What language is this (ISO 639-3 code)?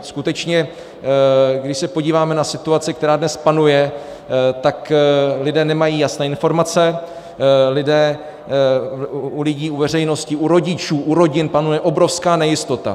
ces